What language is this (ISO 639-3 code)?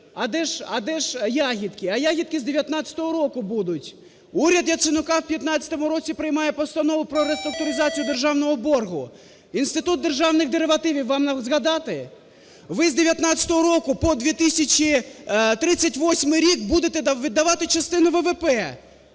ukr